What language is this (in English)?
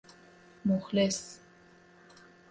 Persian